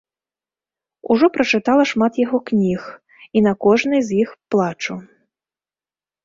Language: Belarusian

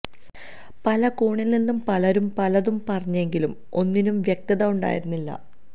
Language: Malayalam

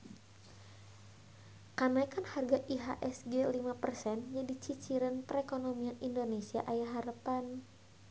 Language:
Sundanese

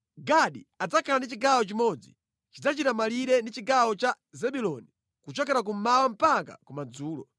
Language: Nyanja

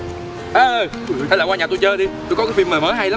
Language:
Vietnamese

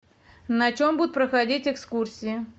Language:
Russian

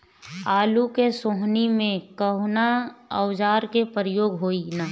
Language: Bhojpuri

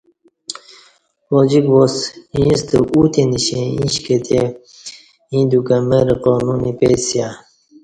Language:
Kati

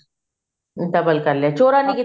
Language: Punjabi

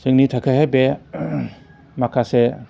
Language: Bodo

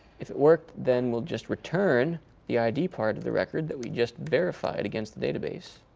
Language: English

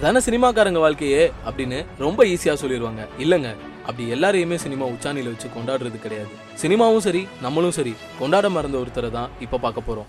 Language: Tamil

